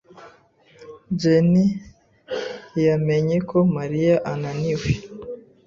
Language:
Kinyarwanda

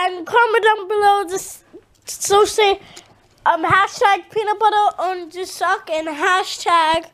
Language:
English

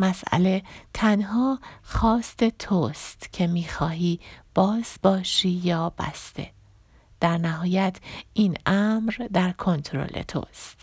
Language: Persian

